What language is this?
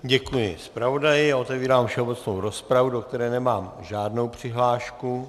Czech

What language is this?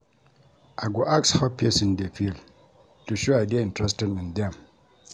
Nigerian Pidgin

